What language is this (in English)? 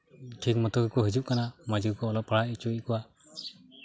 Santali